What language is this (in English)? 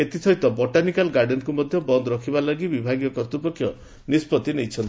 Odia